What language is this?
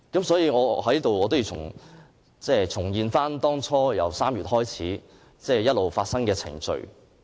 Cantonese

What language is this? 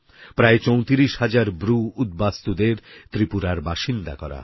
Bangla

